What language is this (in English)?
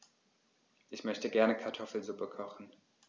German